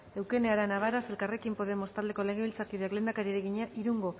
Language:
Basque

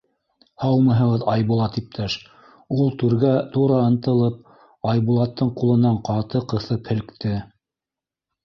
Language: Bashkir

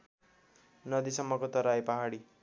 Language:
Nepali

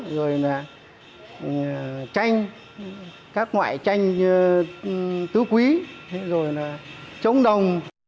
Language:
Vietnamese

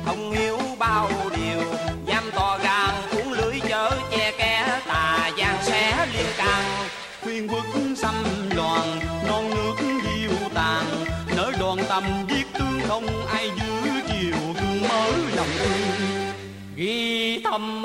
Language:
Vietnamese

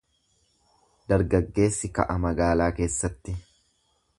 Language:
Oromo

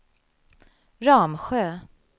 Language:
Swedish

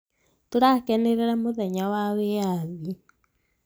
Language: Kikuyu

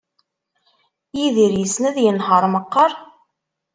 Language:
Kabyle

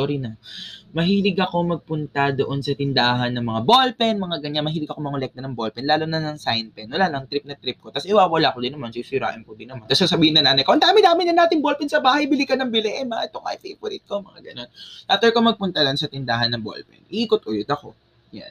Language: Filipino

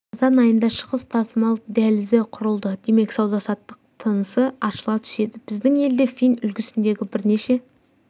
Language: Kazakh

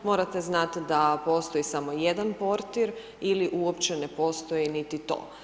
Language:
Croatian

